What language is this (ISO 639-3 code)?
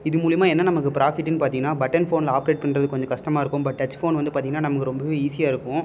tam